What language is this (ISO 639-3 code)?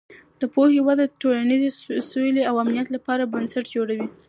pus